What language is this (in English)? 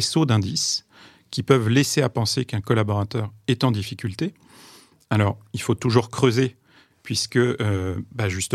French